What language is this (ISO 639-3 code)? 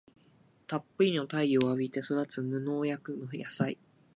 jpn